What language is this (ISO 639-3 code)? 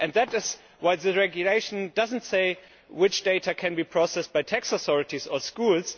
eng